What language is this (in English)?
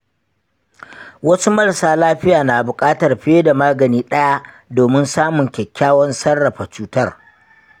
Hausa